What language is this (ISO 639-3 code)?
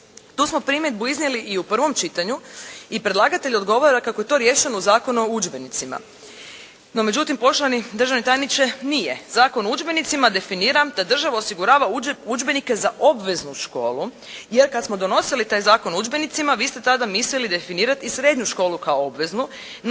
hrv